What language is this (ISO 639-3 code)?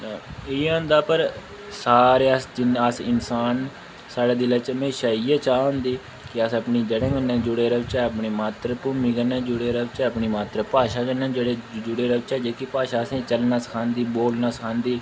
doi